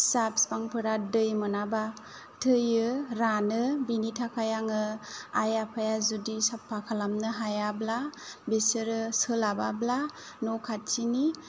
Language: Bodo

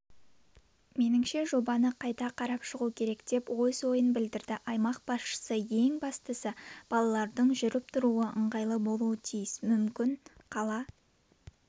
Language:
Kazakh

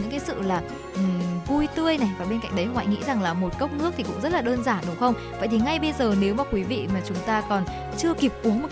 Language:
Vietnamese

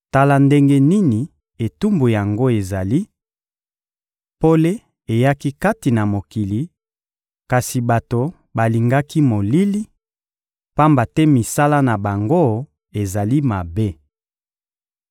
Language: Lingala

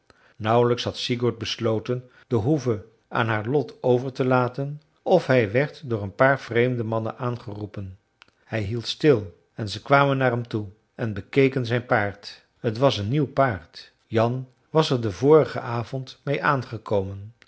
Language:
Dutch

